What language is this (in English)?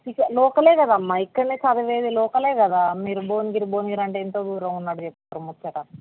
Telugu